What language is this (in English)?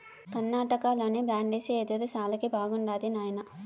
Telugu